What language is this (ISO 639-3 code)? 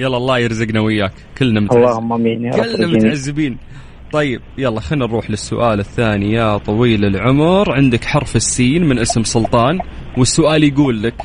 ara